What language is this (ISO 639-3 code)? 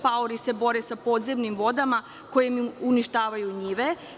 srp